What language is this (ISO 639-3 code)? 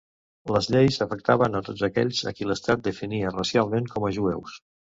cat